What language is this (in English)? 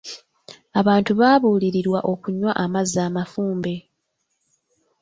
Ganda